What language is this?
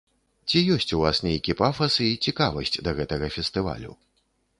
Belarusian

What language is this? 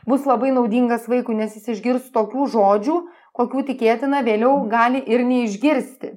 Lithuanian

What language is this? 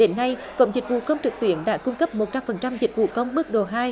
Vietnamese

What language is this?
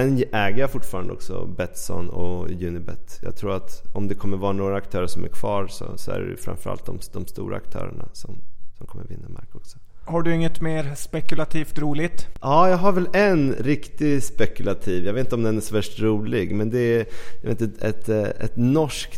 Swedish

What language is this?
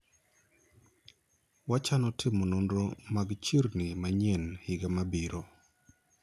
Luo (Kenya and Tanzania)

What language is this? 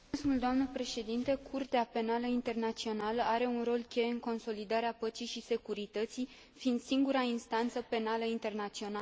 Romanian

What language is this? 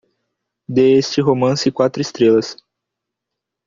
Portuguese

